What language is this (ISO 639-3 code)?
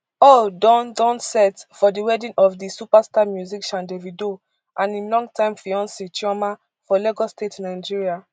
pcm